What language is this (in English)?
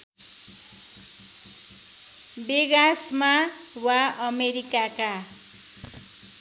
Nepali